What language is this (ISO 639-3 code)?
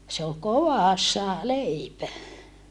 fin